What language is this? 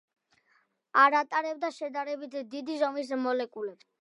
Georgian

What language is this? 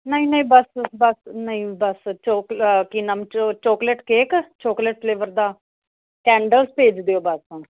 Punjabi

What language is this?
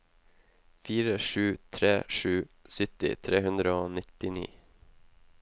Norwegian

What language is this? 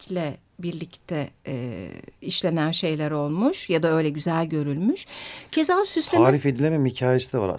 Turkish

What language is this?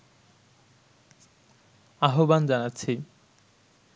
Bangla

